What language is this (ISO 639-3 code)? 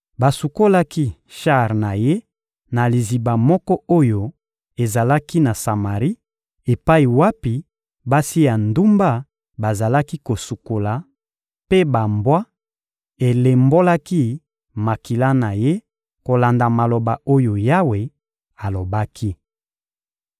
lin